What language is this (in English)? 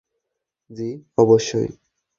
Bangla